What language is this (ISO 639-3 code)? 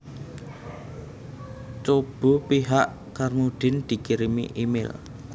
jav